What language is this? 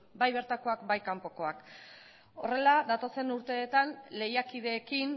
Basque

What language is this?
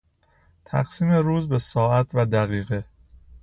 Persian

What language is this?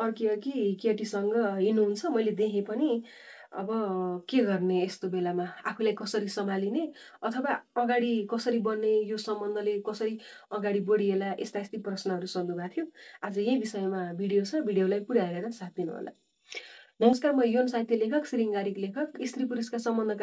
Indonesian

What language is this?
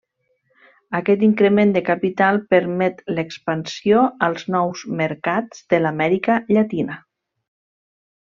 Catalan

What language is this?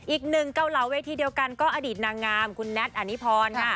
Thai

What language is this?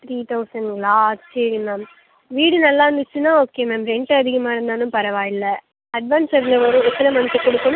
Tamil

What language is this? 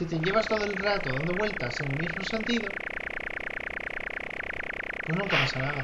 Spanish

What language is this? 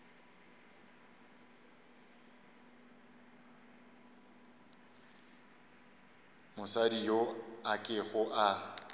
Northern Sotho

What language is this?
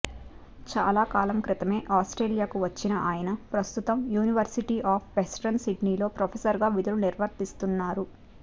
Telugu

